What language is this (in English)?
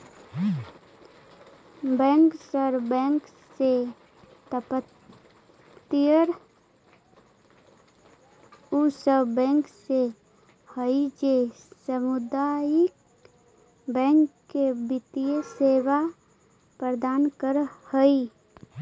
Magahi